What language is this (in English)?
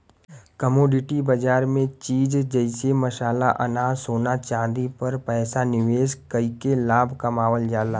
Bhojpuri